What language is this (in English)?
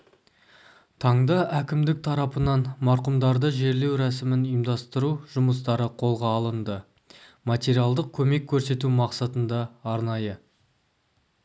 Kazakh